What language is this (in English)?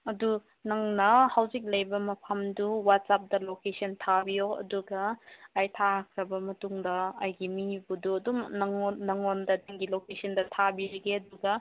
Manipuri